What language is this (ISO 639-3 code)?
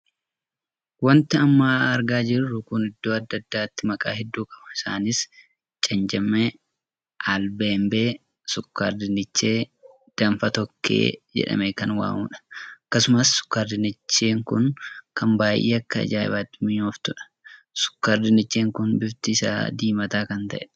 orm